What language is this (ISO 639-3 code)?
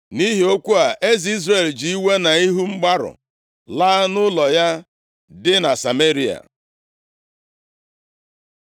ibo